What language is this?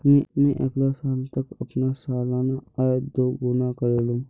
Magahi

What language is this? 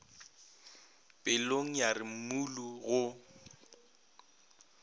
Northern Sotho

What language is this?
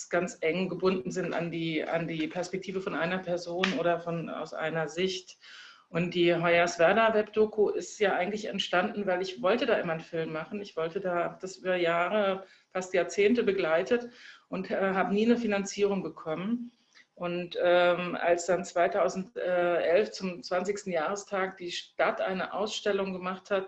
German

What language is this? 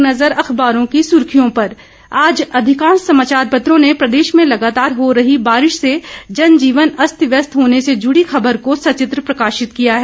Hindi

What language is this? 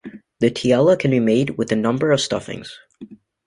English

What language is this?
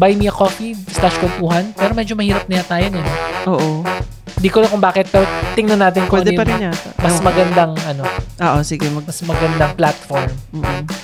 Filipino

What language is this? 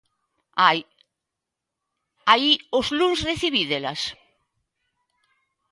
Galician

